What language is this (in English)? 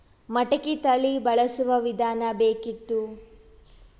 Kannada